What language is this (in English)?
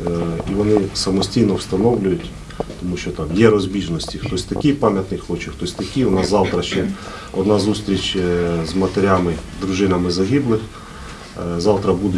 Ukrainian